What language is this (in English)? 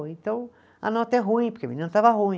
Portuguese